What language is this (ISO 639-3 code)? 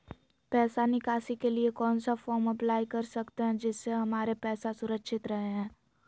mag